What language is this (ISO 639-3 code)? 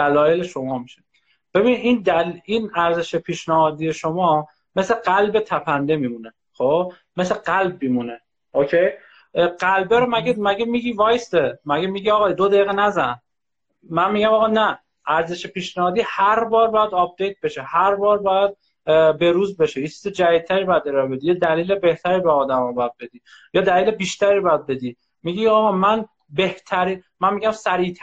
fas